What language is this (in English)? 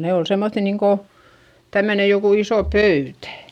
Finnish